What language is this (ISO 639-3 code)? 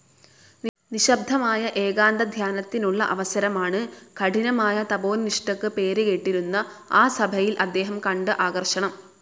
mal